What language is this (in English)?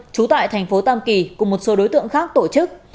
Vietnamese